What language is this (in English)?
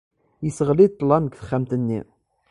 Kabyle